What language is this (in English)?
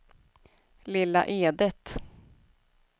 Swedish